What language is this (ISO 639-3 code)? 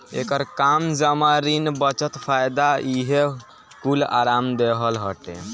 bho